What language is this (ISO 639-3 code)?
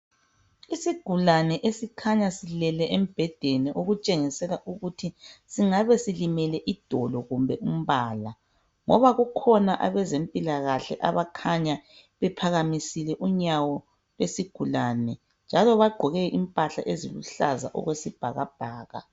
nde